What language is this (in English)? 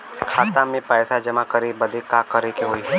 Bhojpuri